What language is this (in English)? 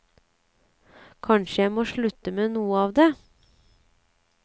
Norwegian